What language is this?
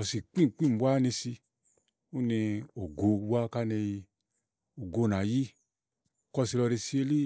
Igo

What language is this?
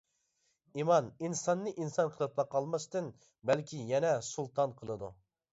Uyghur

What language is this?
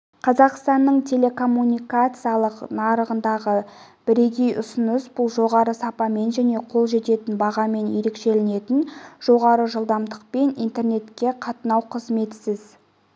Kazakh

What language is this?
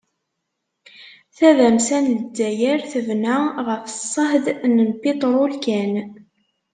Kabyle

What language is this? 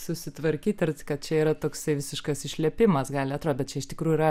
Lithuanian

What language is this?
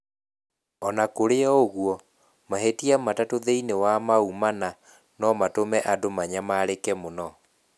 Kikuyu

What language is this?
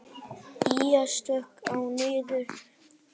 Icelandic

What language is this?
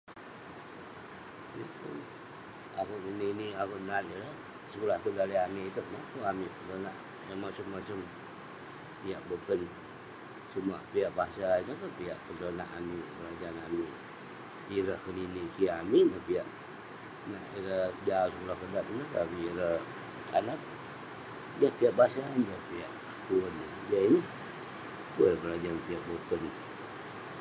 Western Penan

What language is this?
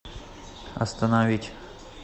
Russian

